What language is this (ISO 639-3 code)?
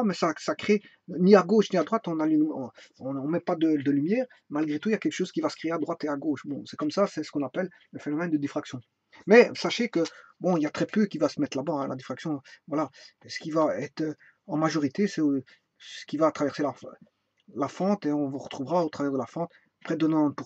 fra